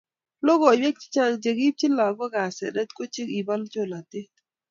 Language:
Kalenjin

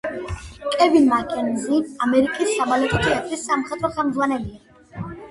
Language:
Georgian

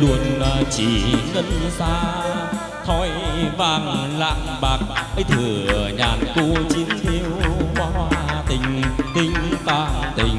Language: Vietnamese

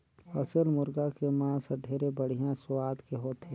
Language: Chhattisgarhi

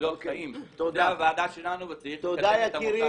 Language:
Hebrew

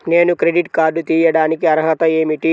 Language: Telugu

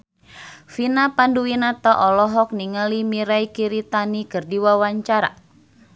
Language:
Sundanese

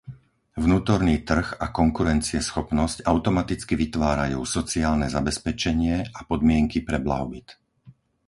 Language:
Slovak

